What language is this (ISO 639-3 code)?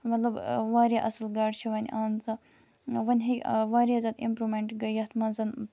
kas